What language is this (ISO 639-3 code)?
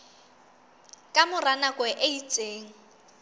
sot